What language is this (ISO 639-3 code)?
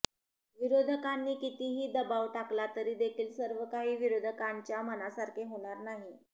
mar